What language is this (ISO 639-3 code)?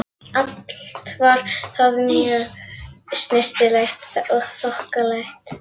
isl